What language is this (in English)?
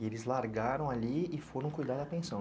Portuguese